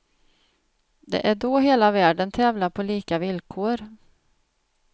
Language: Swedish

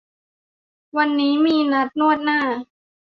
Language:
Thai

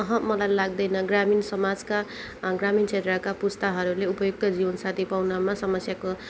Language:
Nepali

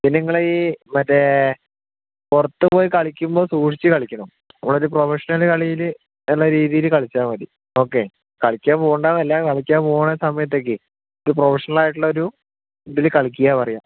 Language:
Malayalam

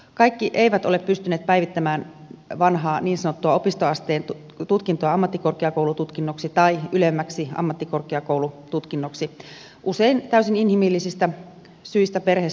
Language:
Finnish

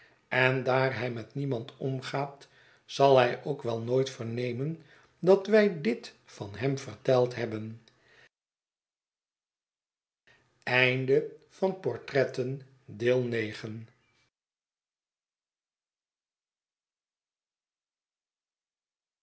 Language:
Dutch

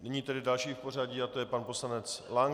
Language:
Czech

